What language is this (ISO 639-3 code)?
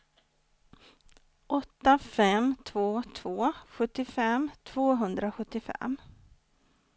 swe